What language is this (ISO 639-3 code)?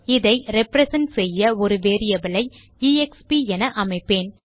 tam